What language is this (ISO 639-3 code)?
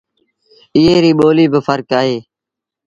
sbn